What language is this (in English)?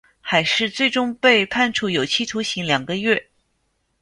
Chinese